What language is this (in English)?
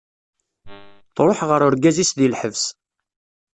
Kabyle